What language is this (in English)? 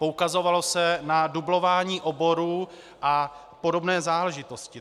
Czech